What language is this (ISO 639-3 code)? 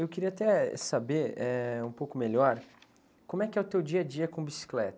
por